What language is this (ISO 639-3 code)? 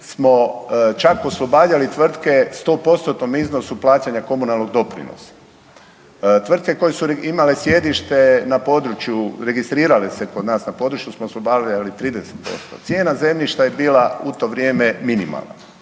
hrv